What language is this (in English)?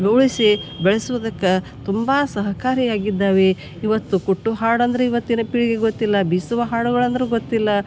Kannada